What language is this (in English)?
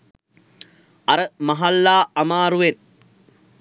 Sinhala